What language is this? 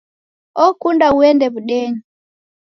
Taita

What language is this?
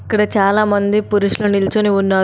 Telugu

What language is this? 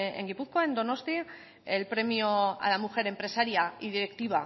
Spanish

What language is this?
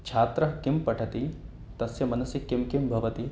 Sanskrit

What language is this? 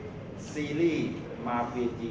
Thai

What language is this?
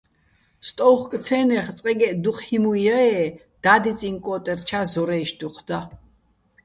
Bats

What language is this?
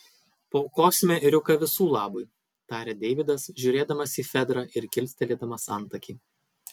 Lithuanian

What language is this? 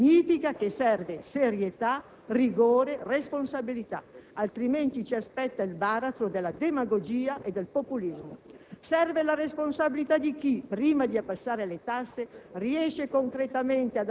Italian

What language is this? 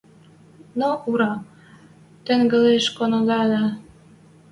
Western Mari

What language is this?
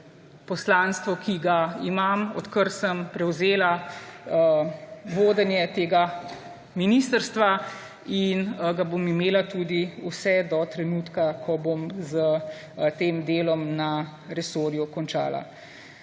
Slovenian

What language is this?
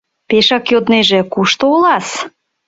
Mari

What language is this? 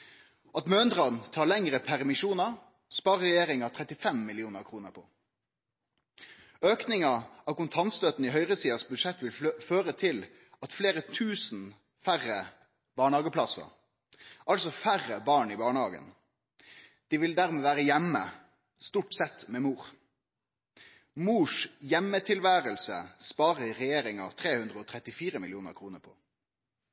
Norwegian Nynorsk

